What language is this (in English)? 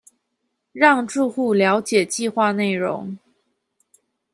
Chinese